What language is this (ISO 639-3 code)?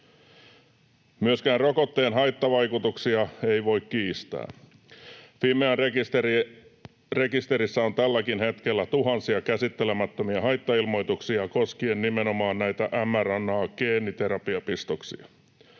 fin